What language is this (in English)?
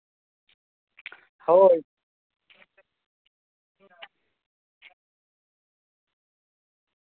Santali